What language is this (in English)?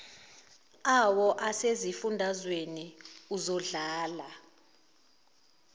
Zulu